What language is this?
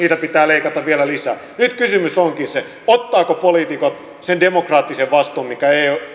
Finnish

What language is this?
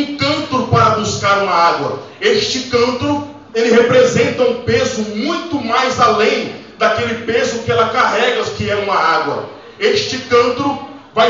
Portuguese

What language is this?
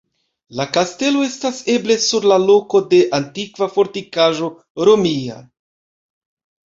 Esperanto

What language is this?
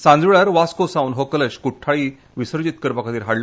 Konkani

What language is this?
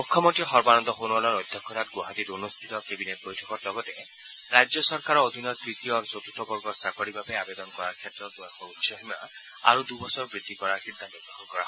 Assamese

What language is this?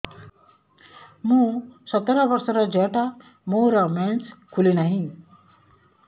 Odia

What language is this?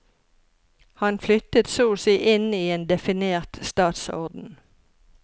Norwegian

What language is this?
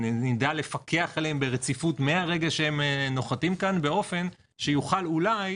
Hebrew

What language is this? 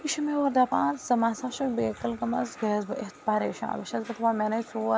Kashmiri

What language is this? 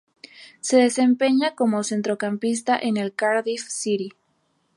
Spanish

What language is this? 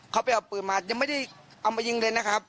Thai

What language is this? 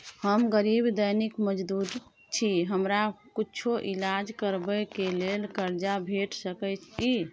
Maithili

